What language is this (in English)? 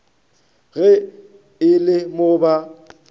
Northern Sotho